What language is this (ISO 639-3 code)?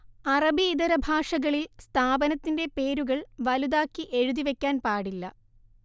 mal